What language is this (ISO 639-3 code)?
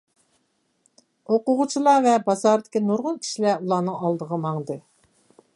uig